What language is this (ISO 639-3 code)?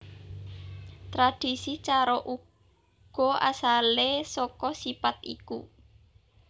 jav